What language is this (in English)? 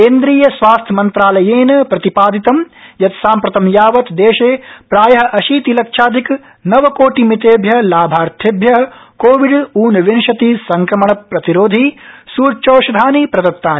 Sanskrit